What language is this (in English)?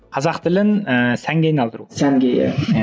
Kazakh